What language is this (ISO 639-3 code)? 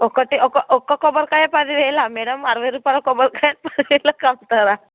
tel